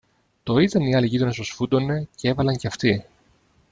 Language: Greek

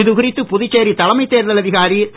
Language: Tamil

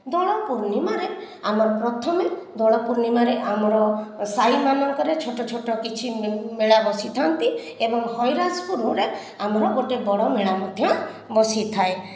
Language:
Odia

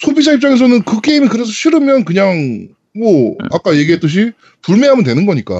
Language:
Korean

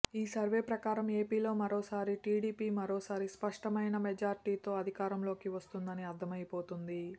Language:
Telugu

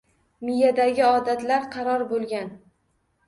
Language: Uzbek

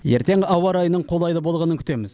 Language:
Kazakh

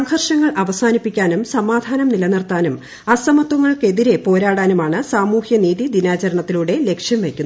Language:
Malayalam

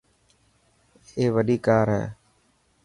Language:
Dhatki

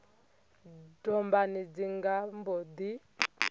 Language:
Venda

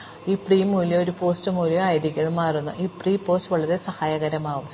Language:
Malayalam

